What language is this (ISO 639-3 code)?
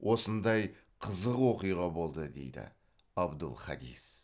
kaz